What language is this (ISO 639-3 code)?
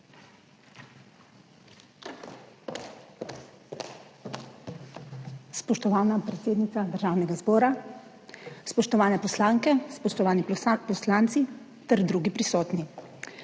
slv